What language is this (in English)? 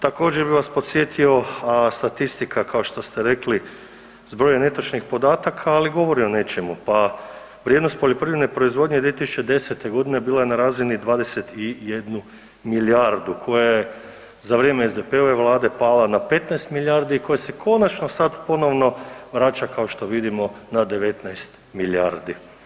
Croatian